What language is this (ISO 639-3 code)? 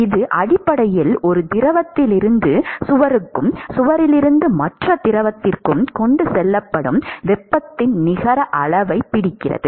tam